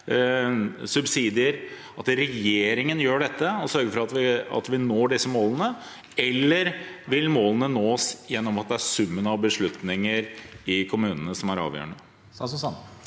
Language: Norwegian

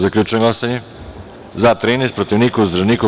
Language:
Serbian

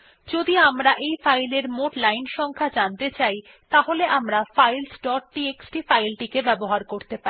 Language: Bangla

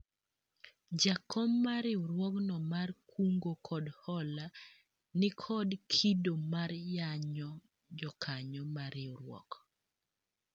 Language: Luo (Kenya and Tanzania)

